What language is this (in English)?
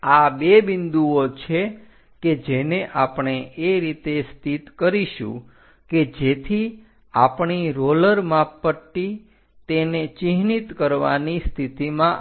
Gujarati